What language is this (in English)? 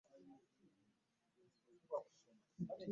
Ganda